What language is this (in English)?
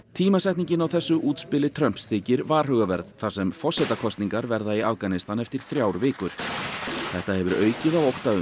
Icelandic